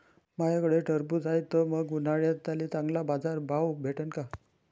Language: Marathi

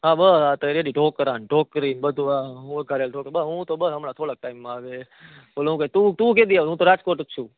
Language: Gujarati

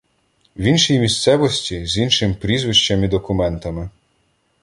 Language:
Ukrainian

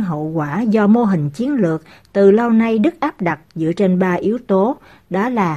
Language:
Vietnamese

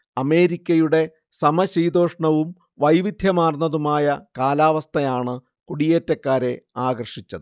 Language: Malayalam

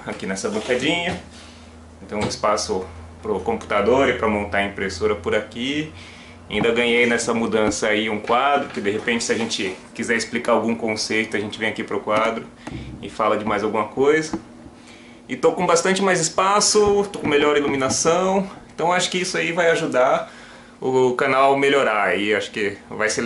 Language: Portuguese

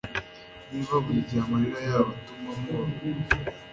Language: Kinyarwanda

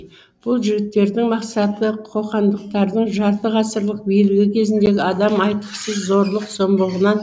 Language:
Kazakh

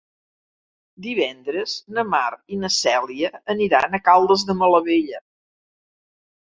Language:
Catalan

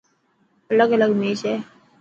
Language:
Dhatki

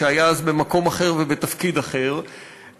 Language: Hebrew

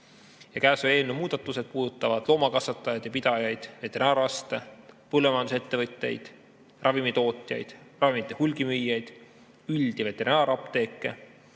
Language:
Estonian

